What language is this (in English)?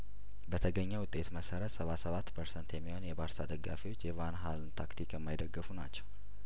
Amharic